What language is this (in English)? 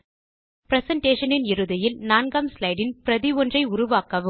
Tamil